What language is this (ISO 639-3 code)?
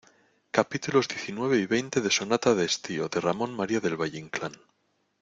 spa